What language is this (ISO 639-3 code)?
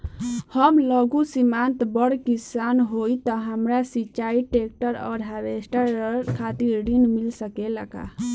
bho